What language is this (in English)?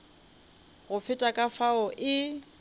Northern Sotho